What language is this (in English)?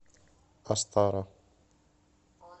Russian